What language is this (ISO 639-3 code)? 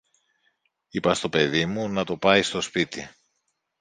ell